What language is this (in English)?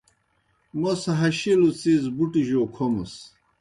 Kohistani Shina